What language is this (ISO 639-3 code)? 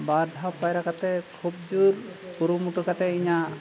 sat